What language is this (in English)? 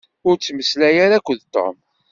Kabyle